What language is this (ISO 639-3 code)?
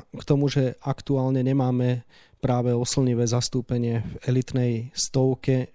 slk